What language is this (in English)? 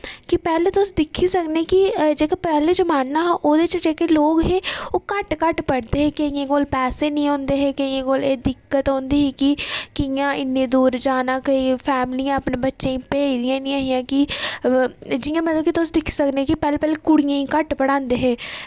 Dogri